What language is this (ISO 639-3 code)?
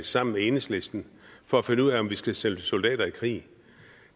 dan